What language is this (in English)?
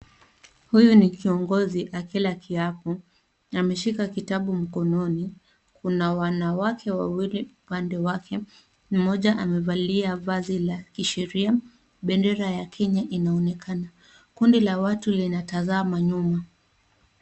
Swahili